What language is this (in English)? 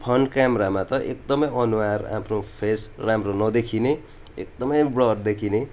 Nepali